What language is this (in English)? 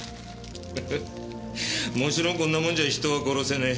Japanese